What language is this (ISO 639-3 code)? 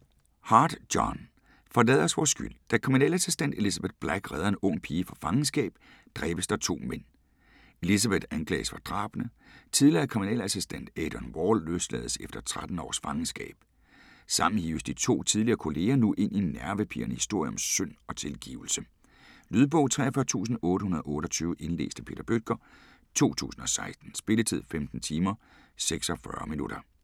dan